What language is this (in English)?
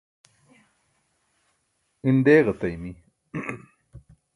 Burushaski